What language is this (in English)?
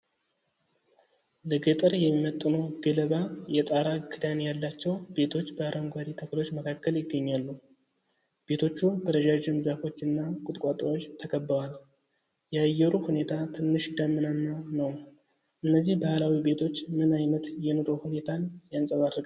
Amharic